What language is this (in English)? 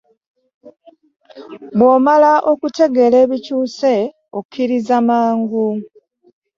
Ganda